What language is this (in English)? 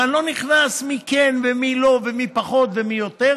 Hebrew